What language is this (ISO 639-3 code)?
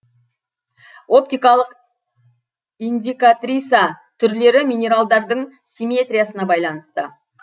kaz